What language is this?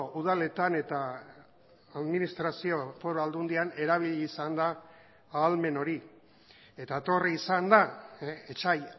Basque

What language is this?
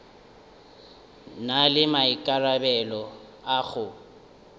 Northern Sotho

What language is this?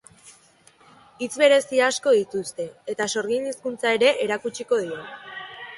Basque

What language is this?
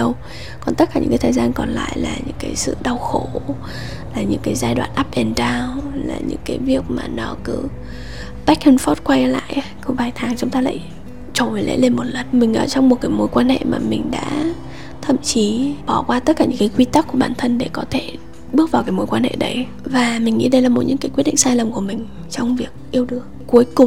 Vietnamese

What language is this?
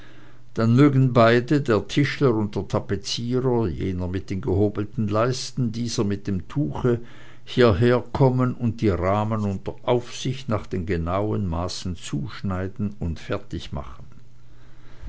German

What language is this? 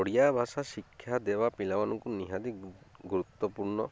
Odia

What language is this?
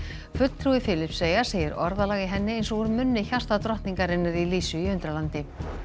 Icelandic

